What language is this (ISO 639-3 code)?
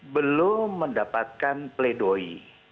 ind